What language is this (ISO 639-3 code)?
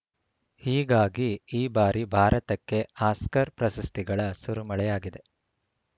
kan